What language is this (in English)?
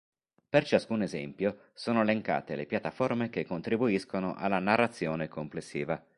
Italian